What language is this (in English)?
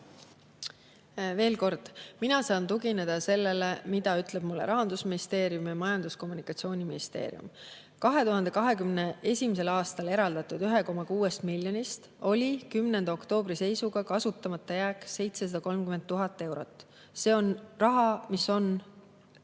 Estonian